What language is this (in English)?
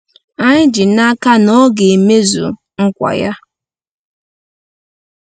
Igbo